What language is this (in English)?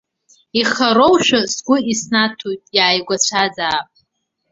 Abkhazian